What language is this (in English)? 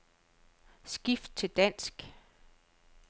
Danish